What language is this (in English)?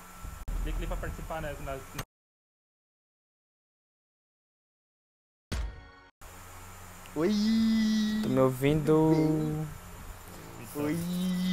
Portuguese